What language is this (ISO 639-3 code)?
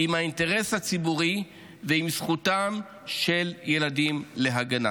heb